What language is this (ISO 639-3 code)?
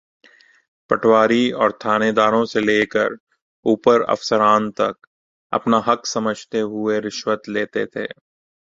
urd